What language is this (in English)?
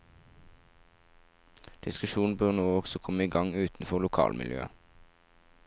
Norwegian